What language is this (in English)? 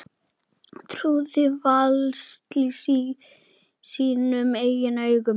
Icelandic